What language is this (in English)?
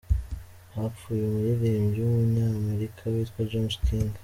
Kinyarwanda